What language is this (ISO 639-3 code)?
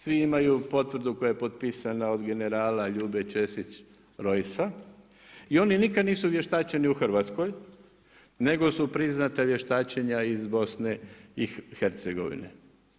hrv